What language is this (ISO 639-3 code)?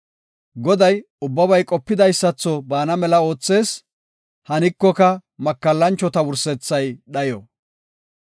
gof